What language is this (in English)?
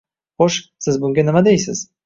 Uzbek